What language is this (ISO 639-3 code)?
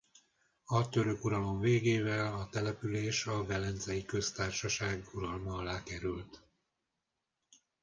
hun